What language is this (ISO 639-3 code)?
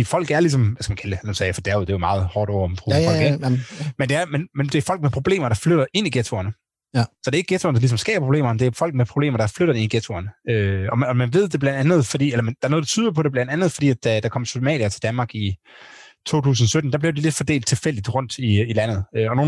dan